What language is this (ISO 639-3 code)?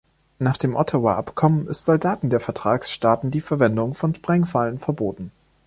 deu